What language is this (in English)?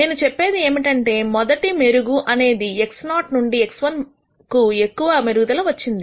Telugu